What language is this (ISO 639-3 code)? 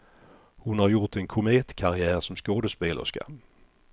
swe